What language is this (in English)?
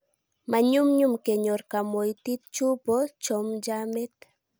Kalenjin